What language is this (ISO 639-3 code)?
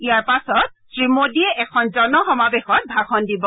asm